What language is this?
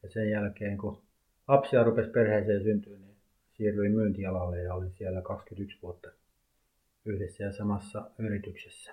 Finnish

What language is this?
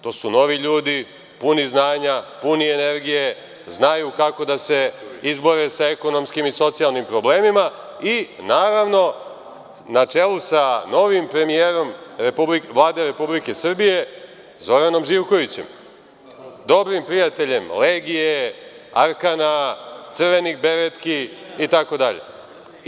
Serbian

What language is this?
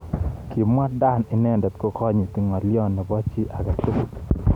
Kalenjin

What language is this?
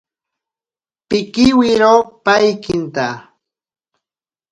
Ashéninka Perené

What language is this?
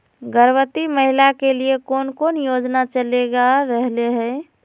Magahi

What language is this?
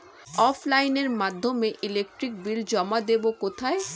Bangla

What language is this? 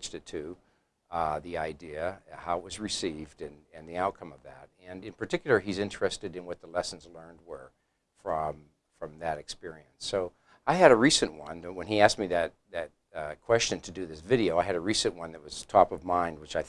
English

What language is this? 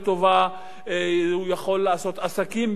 Hebrew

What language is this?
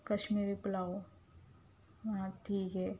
Urdu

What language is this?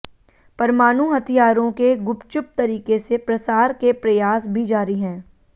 Hindi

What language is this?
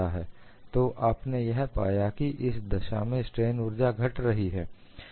Hindi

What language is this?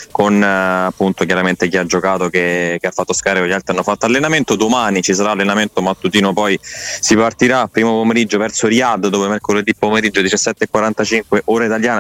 Italian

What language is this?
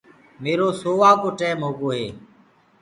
Gurgula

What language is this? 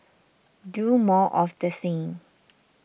English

